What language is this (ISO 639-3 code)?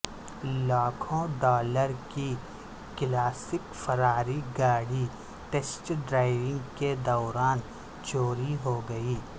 urd